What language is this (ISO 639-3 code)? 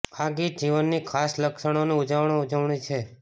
guj